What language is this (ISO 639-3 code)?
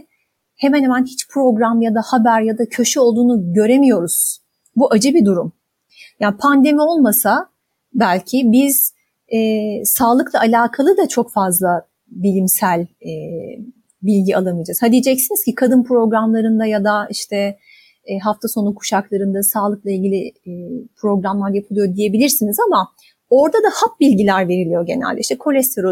tur